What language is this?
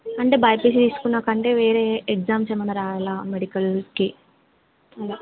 Telugu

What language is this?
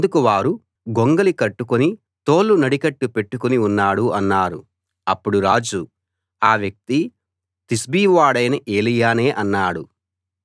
Telugu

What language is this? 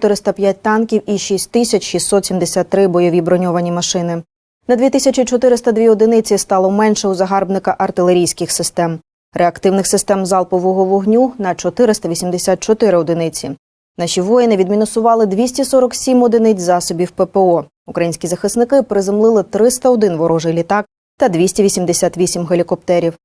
Ukrainian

